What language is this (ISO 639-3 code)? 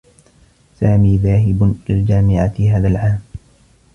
ara